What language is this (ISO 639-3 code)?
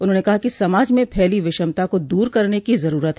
hin